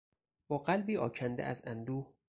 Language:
Persian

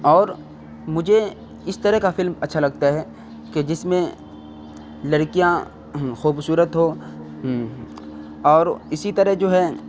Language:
Urdu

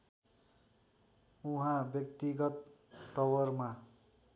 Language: Nepali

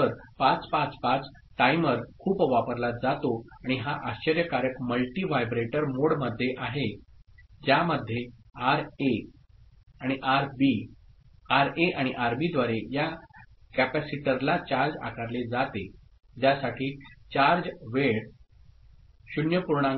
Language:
Marathi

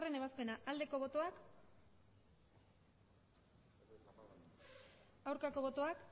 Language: Basque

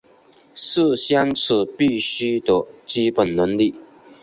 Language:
Chinese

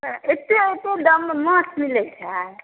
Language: Maithili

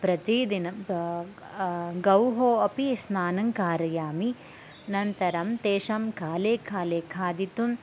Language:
Sanskrit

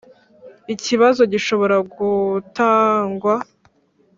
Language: Kinyarwanda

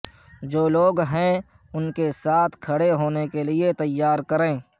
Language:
Urdu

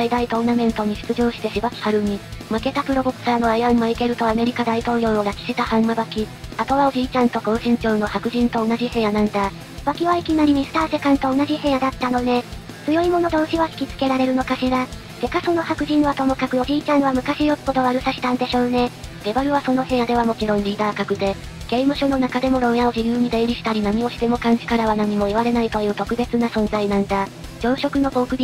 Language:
Japanese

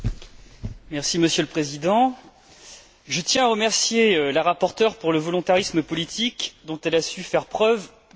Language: French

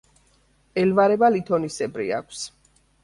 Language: Georgian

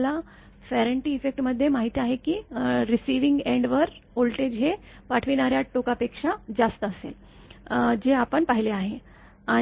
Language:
Marathi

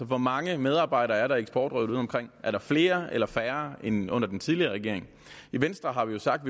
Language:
Danish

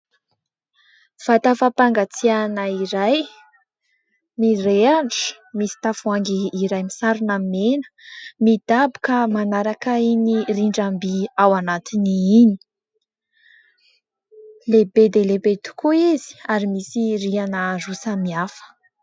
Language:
Malagasy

